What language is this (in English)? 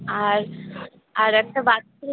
Bangla